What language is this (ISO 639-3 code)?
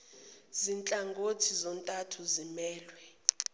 zul